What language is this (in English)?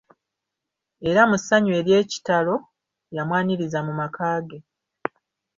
Ganda